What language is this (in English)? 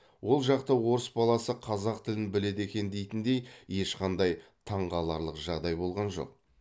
Kazakh